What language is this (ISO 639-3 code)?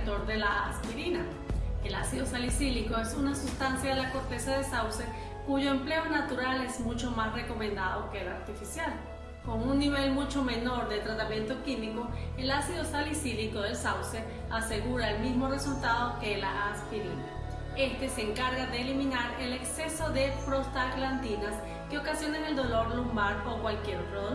spa